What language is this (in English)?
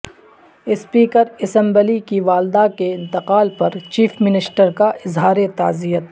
Urdu